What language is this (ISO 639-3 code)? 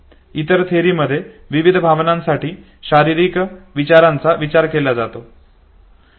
mar